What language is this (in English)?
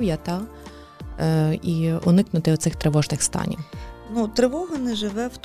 Ukrainian